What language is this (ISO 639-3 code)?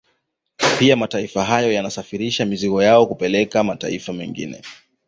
swa